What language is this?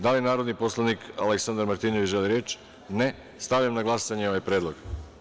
Serbian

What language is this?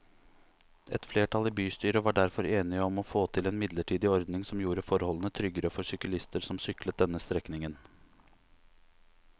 Norwegian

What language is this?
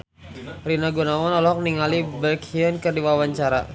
Sundanese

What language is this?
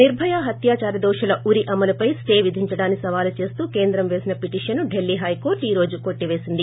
Telugu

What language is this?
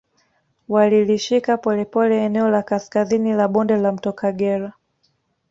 Swahili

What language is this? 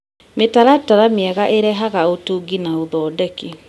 Kikuyu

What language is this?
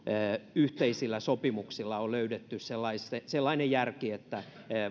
Finnish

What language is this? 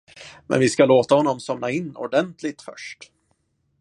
Swedish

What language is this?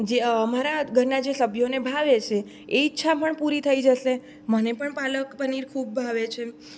Gujarati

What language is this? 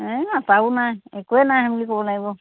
Assamese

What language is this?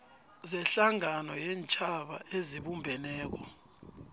South Ndebele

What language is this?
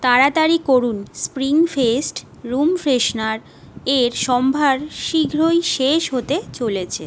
Bangla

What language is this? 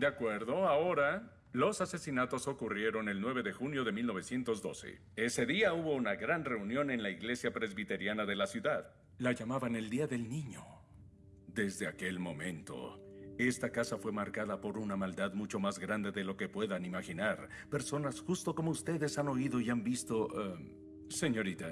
Spanish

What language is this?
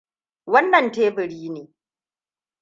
Hausa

